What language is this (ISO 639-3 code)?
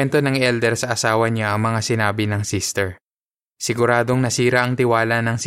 fil